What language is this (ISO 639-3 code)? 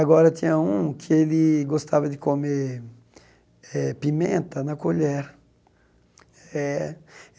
por